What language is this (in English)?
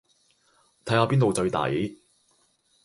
Cantonese